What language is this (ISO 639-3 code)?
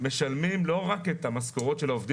heb